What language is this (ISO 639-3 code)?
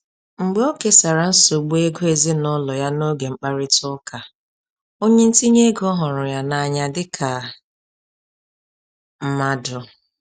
ibo